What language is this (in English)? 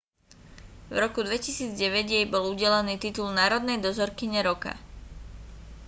Slovak